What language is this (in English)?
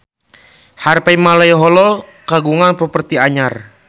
Sundanese